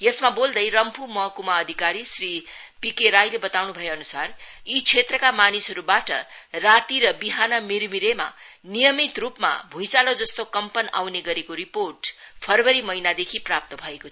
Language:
Nepali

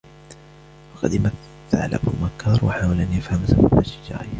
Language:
Arabic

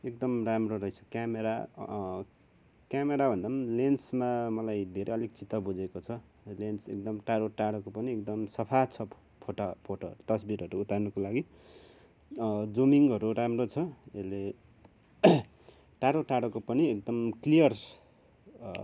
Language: Nepali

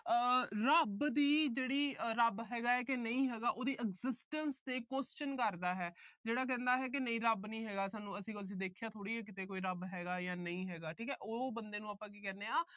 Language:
Punjabi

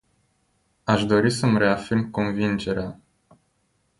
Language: Romanian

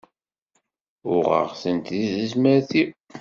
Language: Kabyle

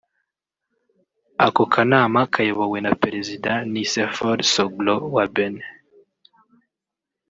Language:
Kinyarwanda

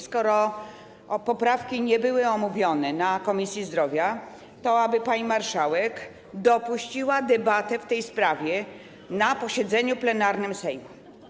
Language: Polish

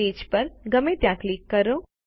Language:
Gujarati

